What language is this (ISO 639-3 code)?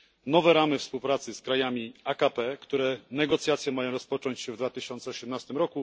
pol